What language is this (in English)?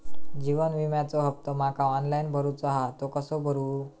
Marathi